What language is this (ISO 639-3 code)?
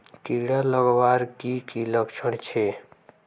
mag